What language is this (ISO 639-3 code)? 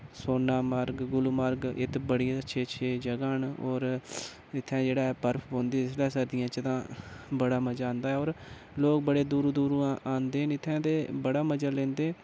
doi